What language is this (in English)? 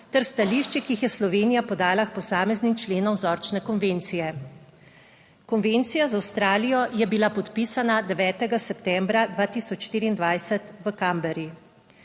Slovenian